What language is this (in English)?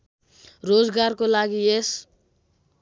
Nepali